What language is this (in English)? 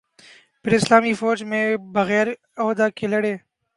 Urdu